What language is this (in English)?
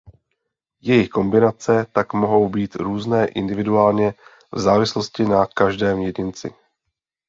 Czech